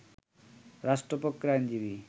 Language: Bangla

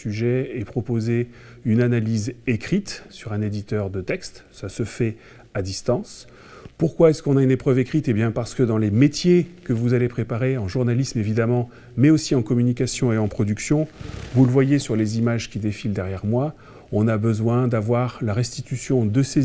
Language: French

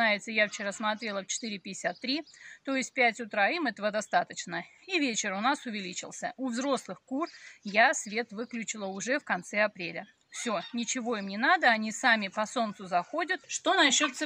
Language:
Russian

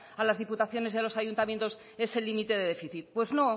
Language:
Spanish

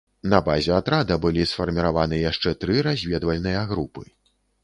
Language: Belarusian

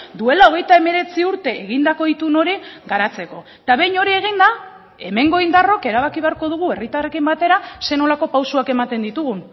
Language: Basque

